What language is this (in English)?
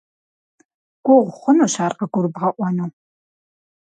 Kabardian